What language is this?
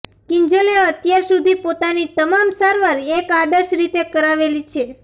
Gujarati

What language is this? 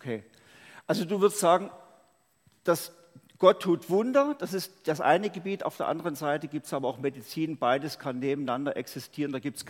German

